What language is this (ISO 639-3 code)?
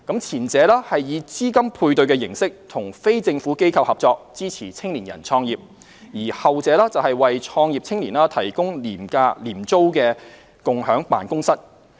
yue